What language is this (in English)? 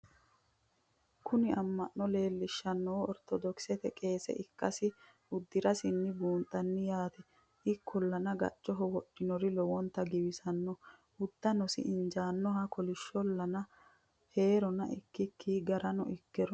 Sidamo